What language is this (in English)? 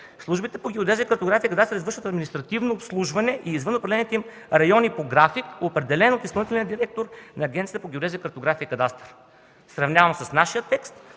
Bulgarian